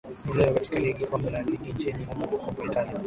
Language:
Swahili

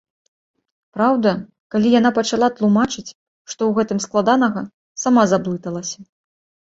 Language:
Belarusian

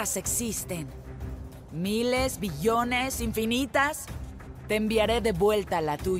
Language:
Spanish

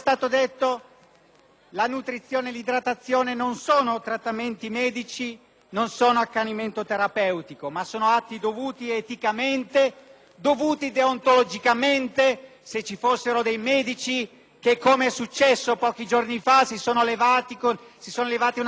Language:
Italian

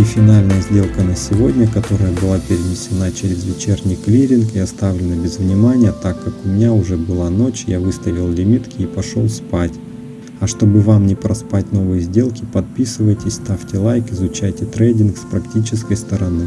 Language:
Russian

